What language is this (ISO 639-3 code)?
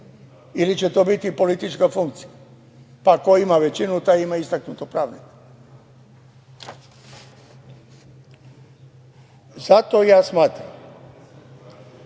srp